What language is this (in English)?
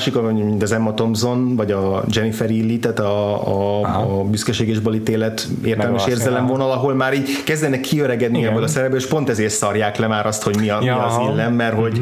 Hungarian